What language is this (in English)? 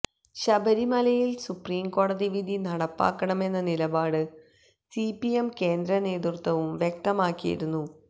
Malayalam